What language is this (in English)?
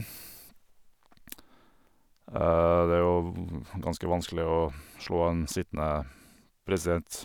Norwegian